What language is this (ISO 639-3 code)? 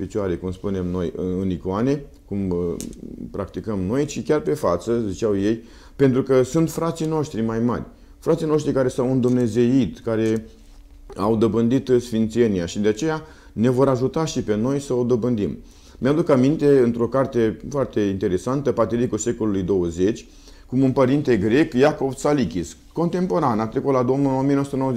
ron